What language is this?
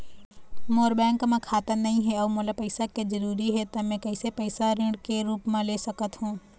Chhattisgarhi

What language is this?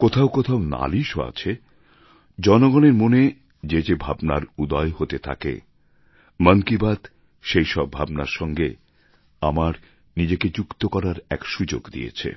Bangla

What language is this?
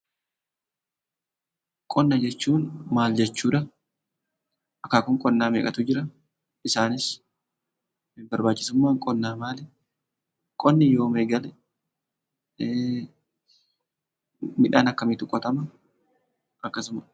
Oromo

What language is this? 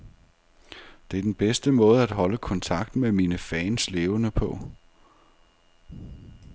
Danish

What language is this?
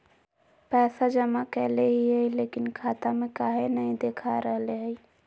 Magahi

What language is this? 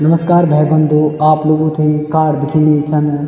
Garhwali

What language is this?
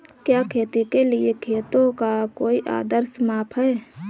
Hindi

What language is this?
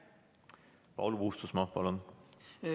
Estonian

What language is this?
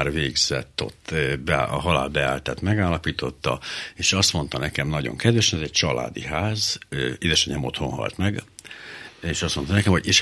Hungarian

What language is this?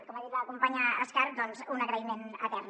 Catalan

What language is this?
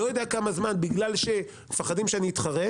Hebrew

